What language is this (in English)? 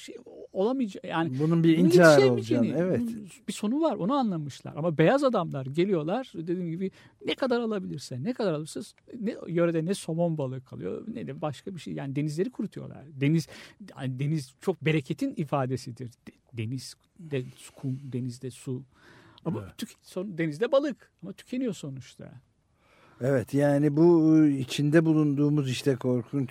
Turkish